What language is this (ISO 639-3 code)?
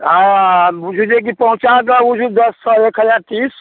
mai